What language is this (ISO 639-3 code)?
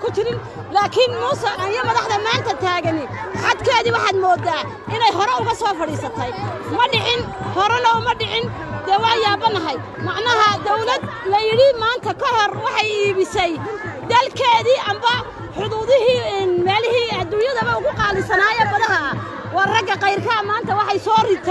ara